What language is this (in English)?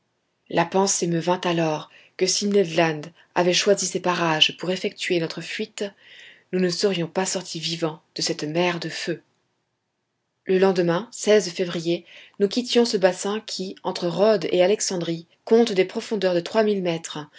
French